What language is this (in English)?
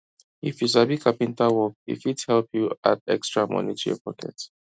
Nigerian Pidgin